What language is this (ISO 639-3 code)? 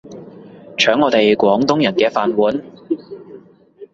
yue